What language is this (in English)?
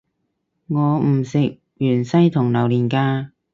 Cantonese